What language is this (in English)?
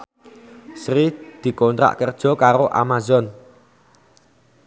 Javanese